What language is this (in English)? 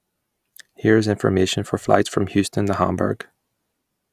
English